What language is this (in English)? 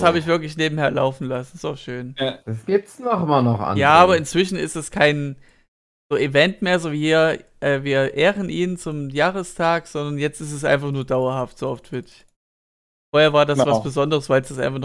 German